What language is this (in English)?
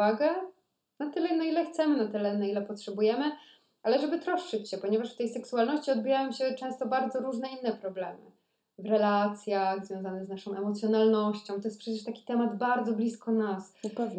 Polish